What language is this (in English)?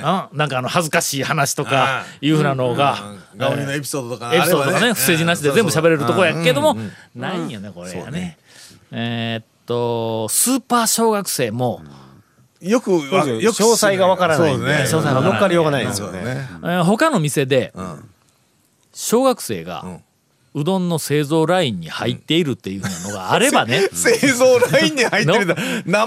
Japanese